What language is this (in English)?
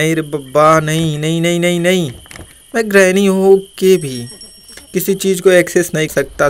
Hindi